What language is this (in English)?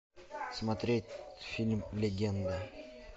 Russian